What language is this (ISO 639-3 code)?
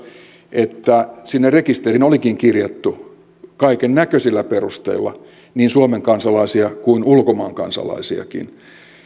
fin